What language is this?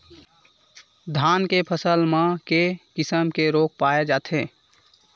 Chhattisgarhi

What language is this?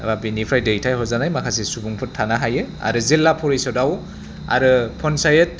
Bodo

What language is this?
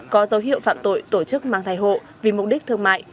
Vietnamese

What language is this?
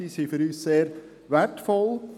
Swiss German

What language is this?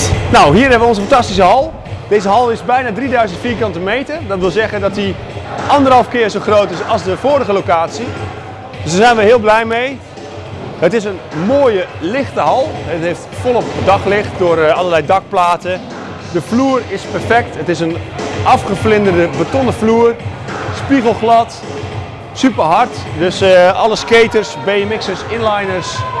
Dutch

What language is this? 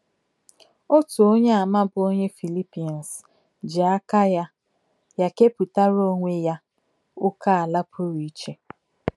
Igbo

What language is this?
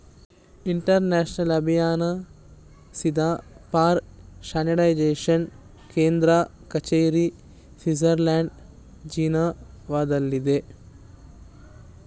Kannada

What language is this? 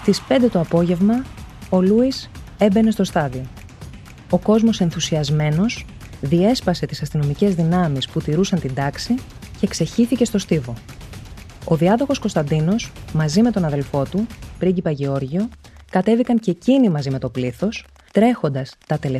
Greek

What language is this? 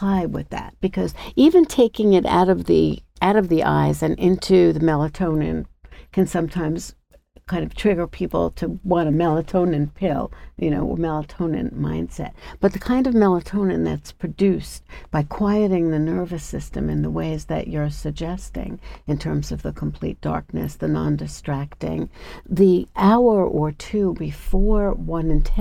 English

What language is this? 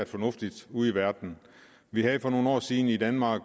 Danish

